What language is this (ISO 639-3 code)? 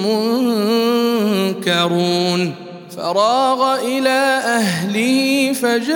ara